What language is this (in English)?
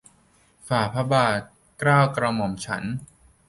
Thai